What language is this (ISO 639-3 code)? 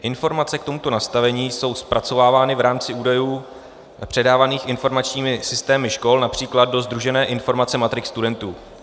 ces